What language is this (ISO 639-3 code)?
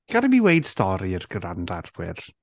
cym